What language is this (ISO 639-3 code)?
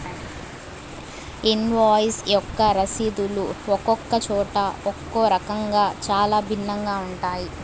tel